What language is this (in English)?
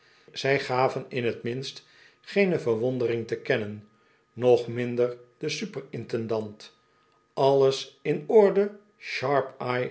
Dutch